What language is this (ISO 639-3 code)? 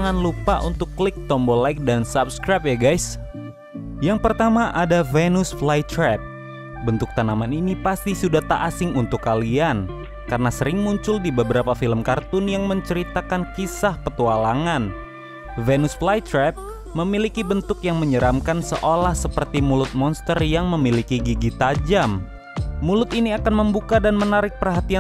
ind